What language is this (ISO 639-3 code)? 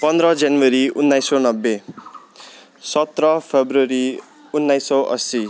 nep